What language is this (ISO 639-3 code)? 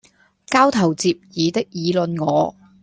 yue